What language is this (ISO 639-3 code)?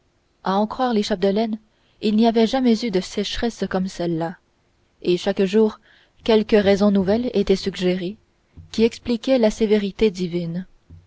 fra